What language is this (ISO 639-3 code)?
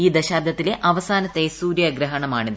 mal